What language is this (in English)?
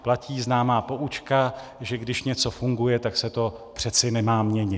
Czech